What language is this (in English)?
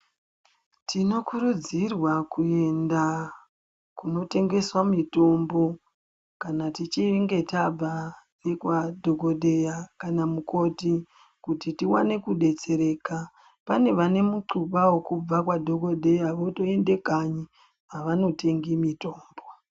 Ndau